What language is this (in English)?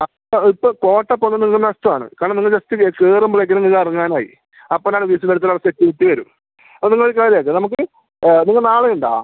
Malayalam